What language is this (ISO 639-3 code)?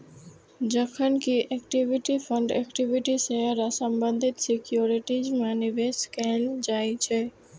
mai